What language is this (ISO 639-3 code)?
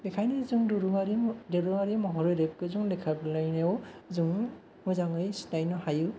brx